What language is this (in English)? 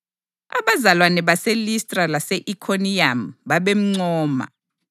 North Ndebele